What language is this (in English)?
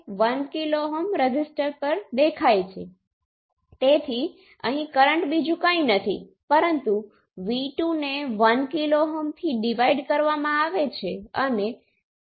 Gujarati